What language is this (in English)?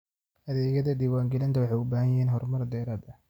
Somali